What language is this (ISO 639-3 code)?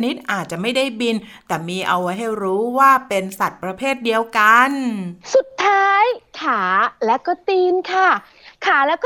tha